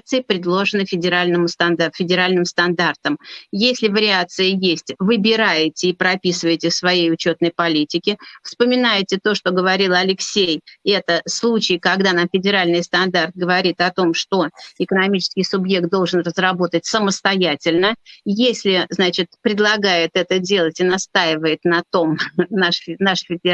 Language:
Russian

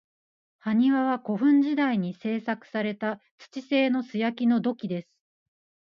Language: Japanese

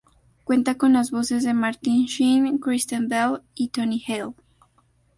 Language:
Spanish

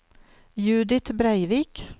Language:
Norwegian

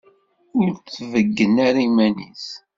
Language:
Kabyle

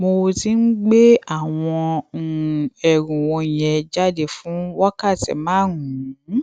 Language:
Yoruba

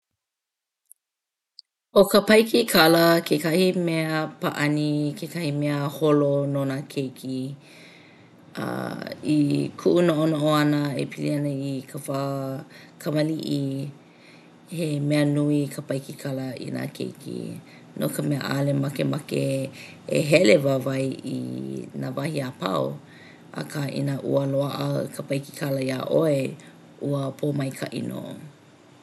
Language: Hawaiian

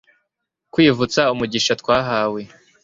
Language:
Kinyarwanda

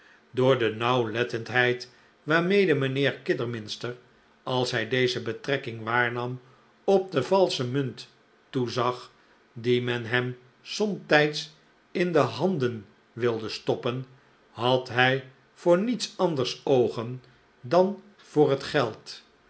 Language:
Dutch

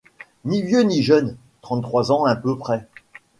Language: French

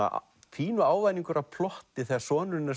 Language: Icelandic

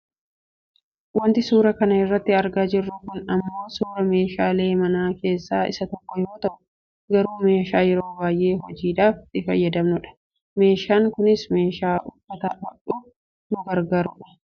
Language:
Oromo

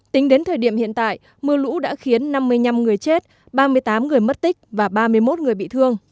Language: Vietnamese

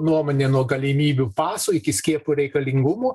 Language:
Lithuanian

